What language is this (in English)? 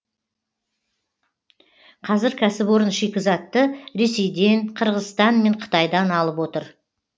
Kazakh